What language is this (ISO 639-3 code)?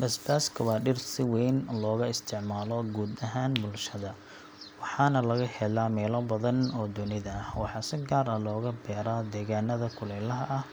som